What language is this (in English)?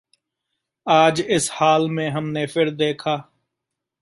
Punjabi